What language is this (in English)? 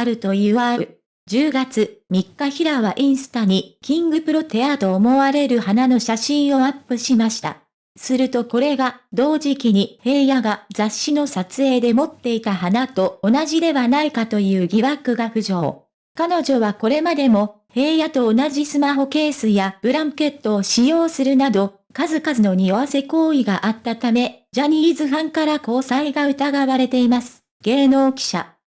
Japanese